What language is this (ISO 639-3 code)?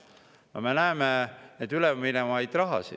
est